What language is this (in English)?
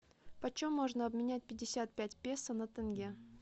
Russian